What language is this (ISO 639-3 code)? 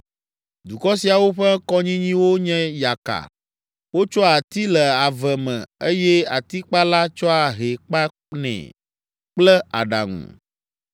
ewe